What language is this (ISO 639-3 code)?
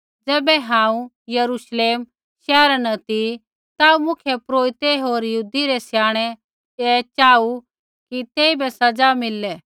kfx